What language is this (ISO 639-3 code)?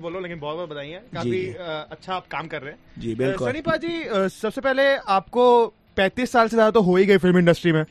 hin